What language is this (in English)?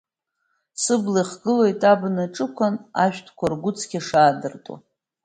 Abkhazian